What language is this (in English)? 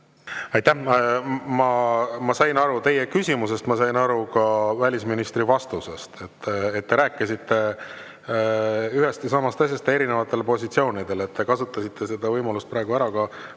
Estonian